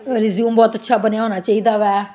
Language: Punjabi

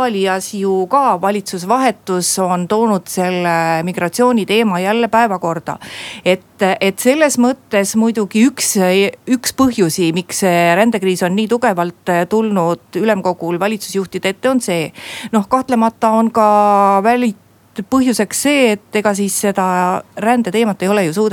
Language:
Finnish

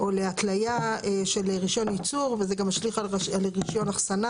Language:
Hebrew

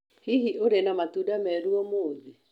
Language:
Kikuyu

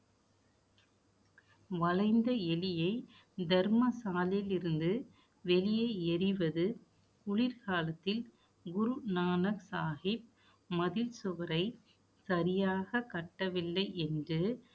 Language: Tamil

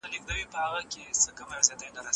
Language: Pashto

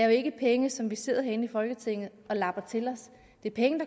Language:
Danish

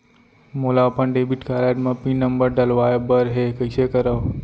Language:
Chhattisgarhi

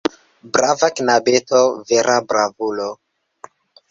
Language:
Esperanto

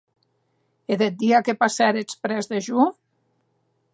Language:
Occitan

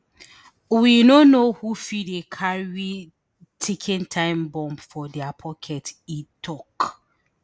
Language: Nigerian Pidgin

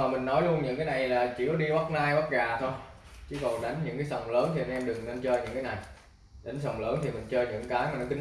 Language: Vietnamese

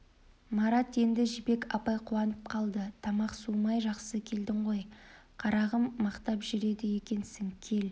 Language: Kazakh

